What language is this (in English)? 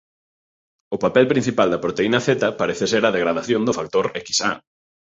Galician